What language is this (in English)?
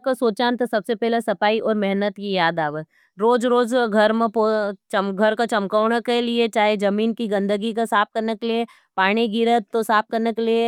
Nimadi